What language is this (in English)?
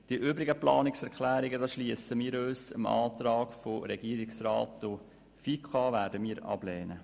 Swiss German